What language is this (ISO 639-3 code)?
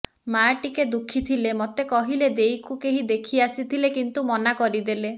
ori